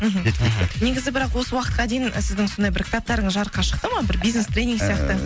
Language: Kazakh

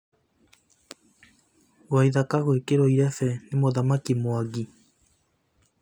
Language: Kikuyu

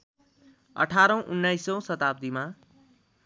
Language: Nepali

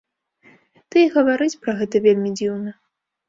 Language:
Belarusian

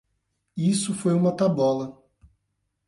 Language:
Portuguese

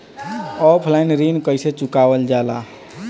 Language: Bhojpuri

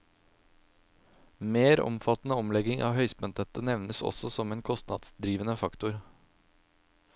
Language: Norwegian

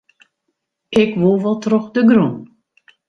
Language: Western Frisian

